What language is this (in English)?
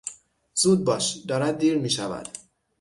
Persian